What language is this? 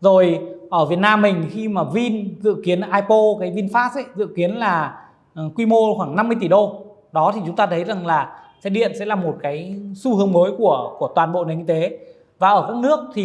Vietnamese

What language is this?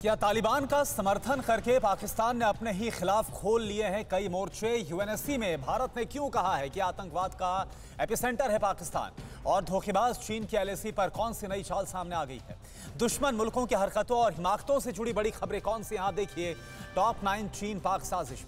Hindi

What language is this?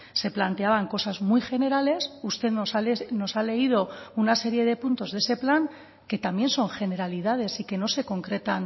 Spanish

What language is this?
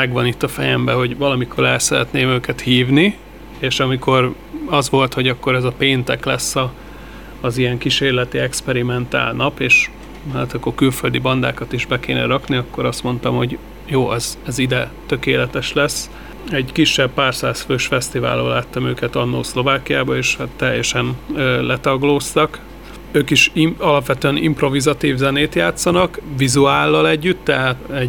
Hungarian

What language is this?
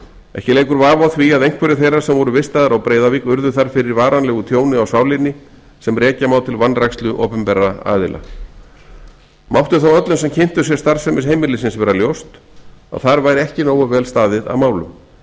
Icelandic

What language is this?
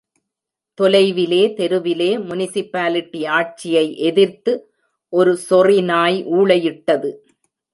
Tamil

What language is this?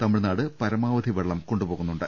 Malayalam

